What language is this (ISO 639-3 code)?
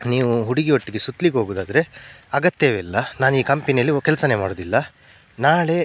kan